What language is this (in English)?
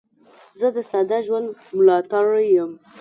Pashto